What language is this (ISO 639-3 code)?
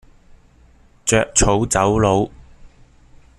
yue